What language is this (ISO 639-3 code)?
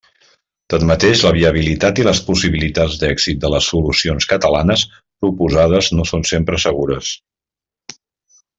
cat